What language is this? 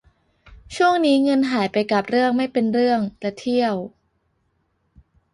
Thai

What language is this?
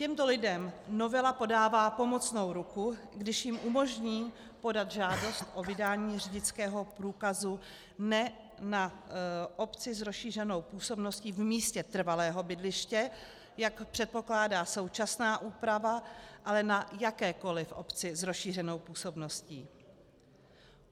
Czech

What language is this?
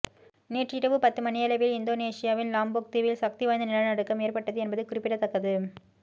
Tamil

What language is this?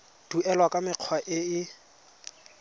Tswana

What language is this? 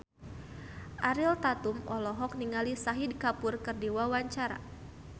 Sundanese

